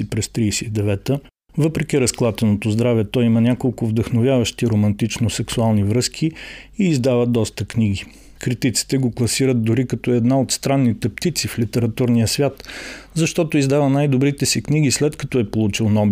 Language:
Bulgarian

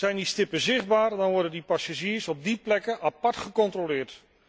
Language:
Dutch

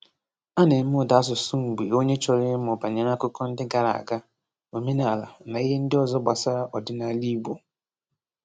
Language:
Igbo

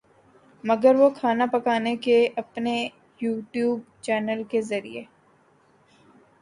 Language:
Urdu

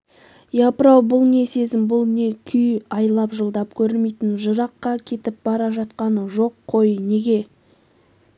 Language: Kazakh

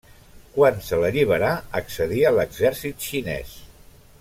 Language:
Catalan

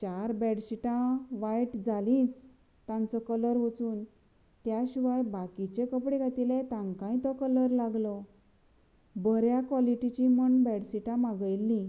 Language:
Konkani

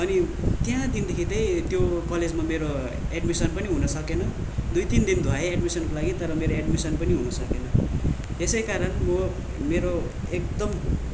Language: Nepali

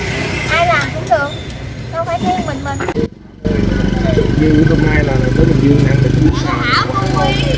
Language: Vietnamese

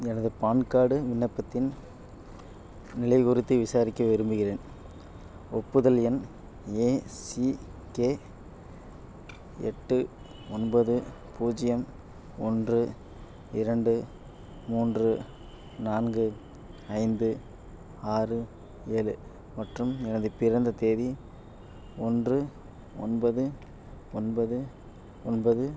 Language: Tamil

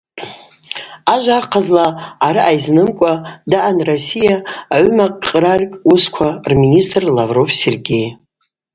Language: Abaza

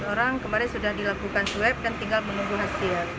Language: Indonesian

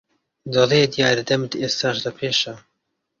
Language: Central Kurdish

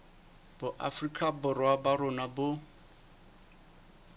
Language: Southern Sotho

